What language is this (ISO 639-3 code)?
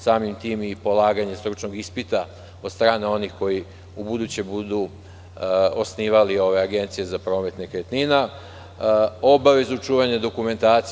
srp